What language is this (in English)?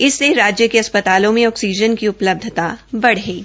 Hindi